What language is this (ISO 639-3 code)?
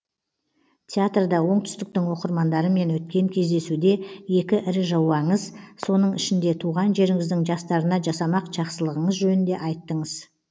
kaz